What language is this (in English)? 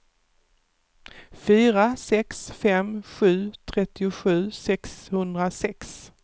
Swedish